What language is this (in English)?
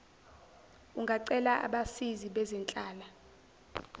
Zulu